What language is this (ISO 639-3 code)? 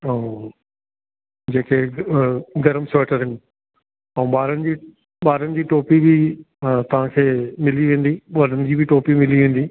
snd